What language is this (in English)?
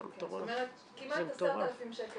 Hebrew